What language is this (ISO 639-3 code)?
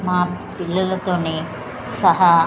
tel